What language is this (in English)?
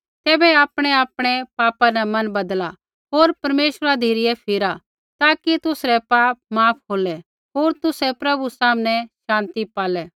Kullu Pahari